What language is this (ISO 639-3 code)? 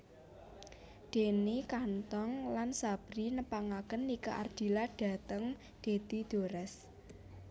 jav